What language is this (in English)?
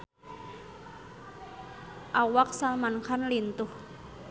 Sundanese